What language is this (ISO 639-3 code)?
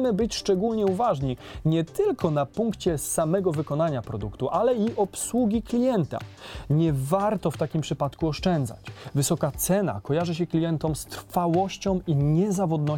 pol